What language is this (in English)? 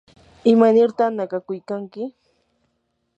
Yanahuanca Pasco Quechua